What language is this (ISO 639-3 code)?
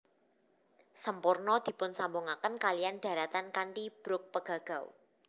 jav